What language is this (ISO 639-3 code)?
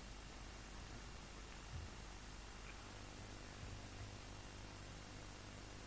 mal